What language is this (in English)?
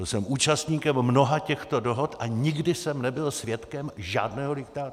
Czech